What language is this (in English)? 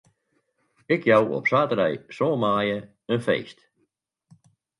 Western Frisian